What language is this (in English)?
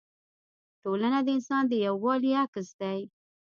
Pashto